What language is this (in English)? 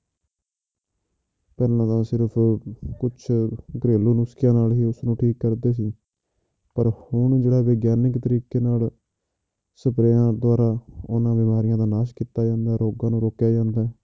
Punjabi